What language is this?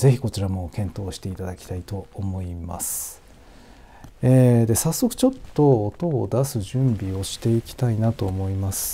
Japanese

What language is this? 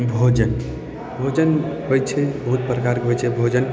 Maithili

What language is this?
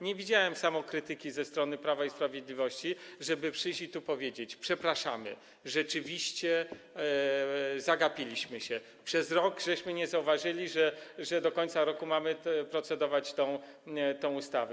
Polish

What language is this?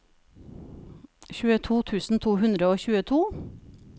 Norwegian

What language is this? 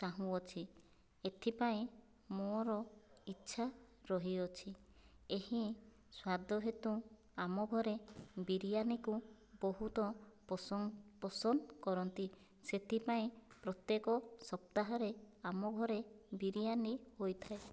Odia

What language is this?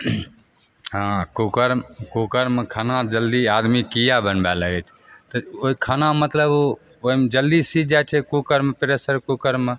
Maithili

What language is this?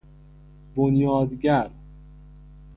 Persian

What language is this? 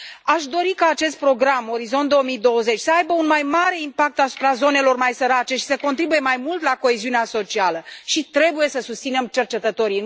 Romanian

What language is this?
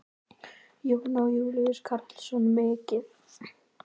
Icelandic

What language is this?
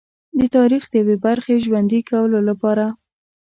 Pashto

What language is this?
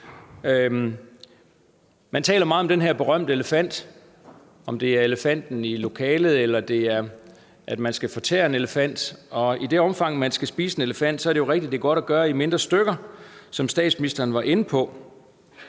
Danish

